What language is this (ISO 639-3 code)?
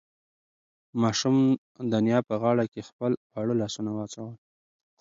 pus